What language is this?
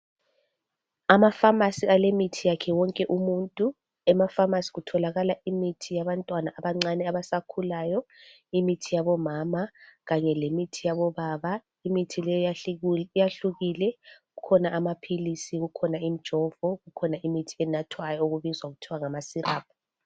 North Ndebele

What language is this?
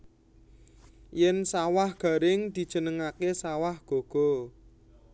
Javanese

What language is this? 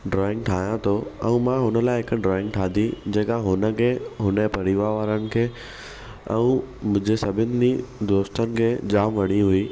Sindhi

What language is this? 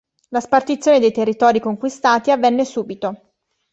Italian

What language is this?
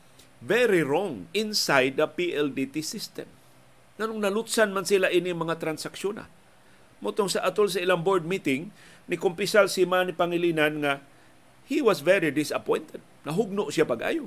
Filipino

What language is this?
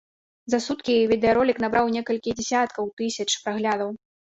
Belarusian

